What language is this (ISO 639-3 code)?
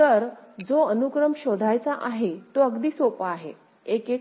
mar